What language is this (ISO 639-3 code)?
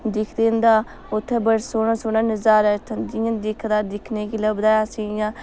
doi